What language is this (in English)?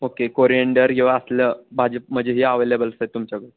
Marathi